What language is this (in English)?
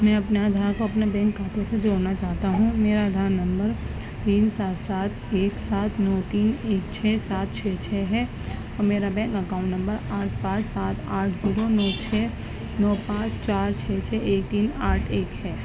Urdu